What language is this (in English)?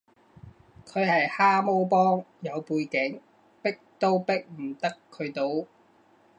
Cantonese